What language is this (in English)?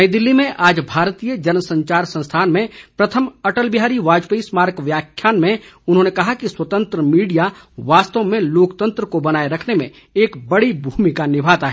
Hindi